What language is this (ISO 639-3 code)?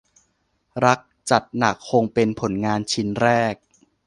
tha